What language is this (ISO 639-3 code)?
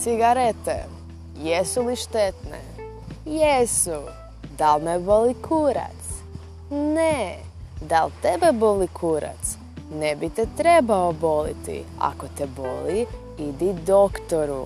hrv